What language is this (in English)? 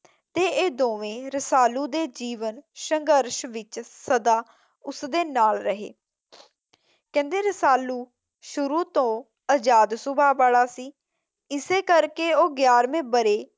Punjabi